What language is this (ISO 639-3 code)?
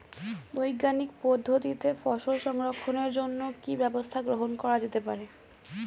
ben